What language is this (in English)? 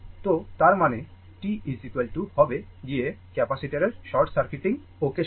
Bangla